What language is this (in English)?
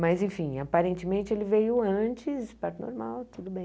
Portuguese